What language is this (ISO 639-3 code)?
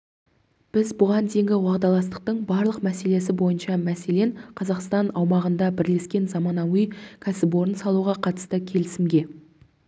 kaz